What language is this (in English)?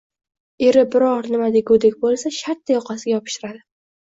Uzbek